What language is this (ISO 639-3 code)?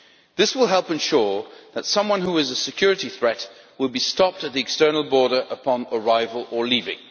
eng